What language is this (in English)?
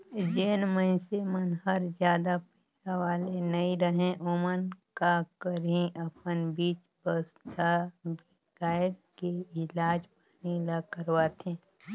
Chhattisgarhi